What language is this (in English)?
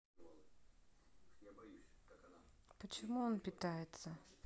Russian